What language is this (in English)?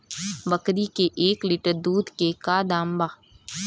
Bhojpuri